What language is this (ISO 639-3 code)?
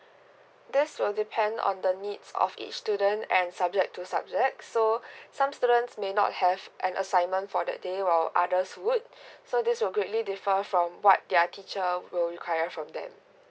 eng